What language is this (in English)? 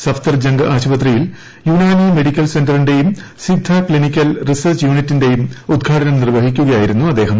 Malayalam